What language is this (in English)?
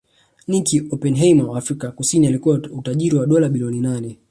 Swahili